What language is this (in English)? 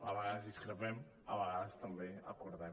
Catalan